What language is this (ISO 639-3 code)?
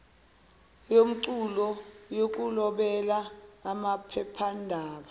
zul